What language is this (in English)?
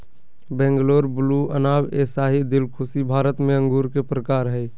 Magahi